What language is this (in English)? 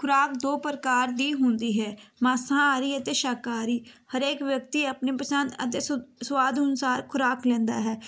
Punjabi